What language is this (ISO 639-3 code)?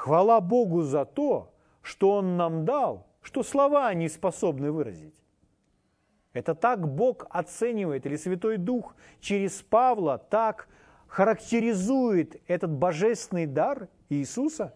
rus